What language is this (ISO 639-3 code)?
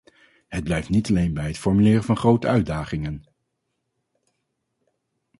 nld